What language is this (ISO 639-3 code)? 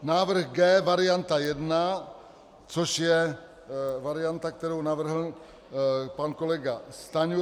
ces